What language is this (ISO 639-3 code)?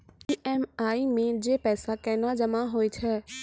mai